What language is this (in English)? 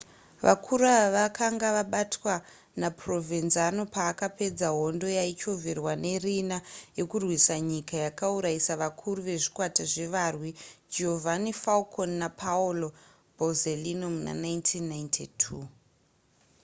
Shona